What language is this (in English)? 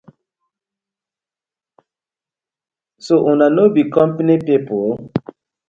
Nigerian Pidgin